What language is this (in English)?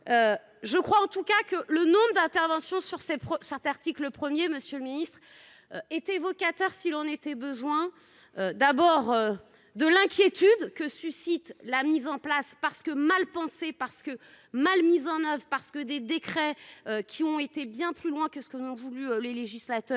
French